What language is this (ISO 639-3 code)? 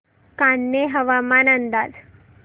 mar